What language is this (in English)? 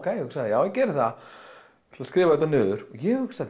Icelandic